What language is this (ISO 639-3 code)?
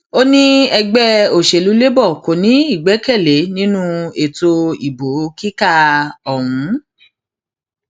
yor